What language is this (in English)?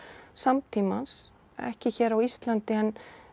Icelandic